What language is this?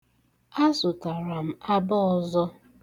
Igbo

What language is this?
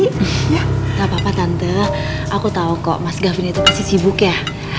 Indonesian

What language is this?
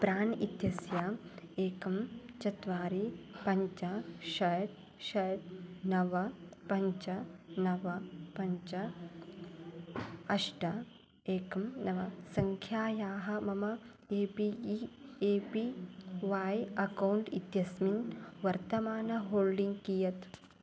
Sanskrit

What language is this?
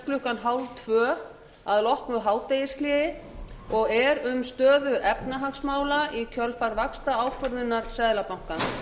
Icelandic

